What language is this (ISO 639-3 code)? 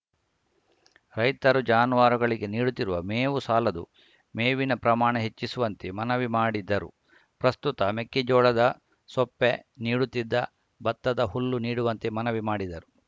kan